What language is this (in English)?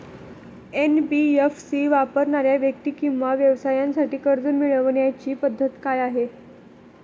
Marathi